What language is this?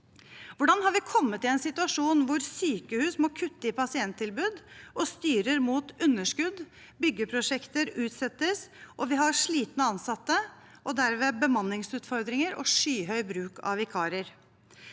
Norwegian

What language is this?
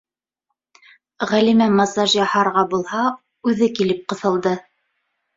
Bashkir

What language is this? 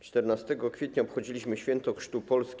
Polish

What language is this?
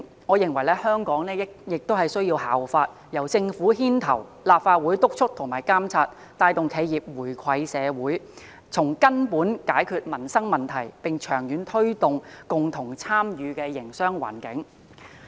Cantonese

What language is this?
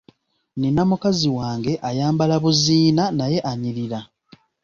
Ganda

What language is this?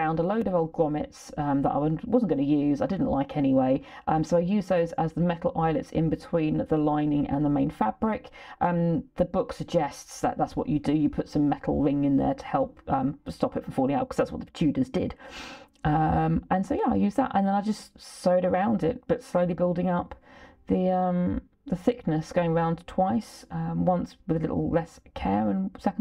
English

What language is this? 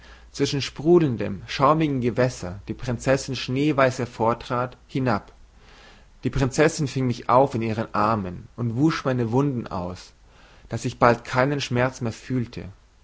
German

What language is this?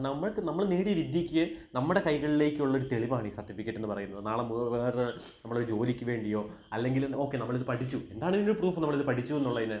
Malayalam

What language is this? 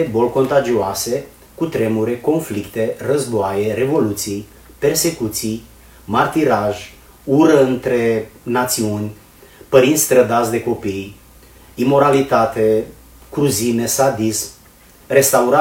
Romanian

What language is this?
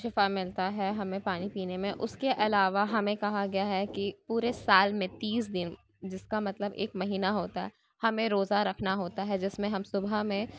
Urdu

